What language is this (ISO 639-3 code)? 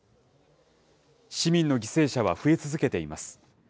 jpn